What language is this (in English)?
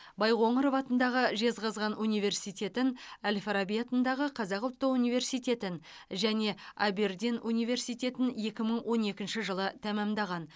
Kazakh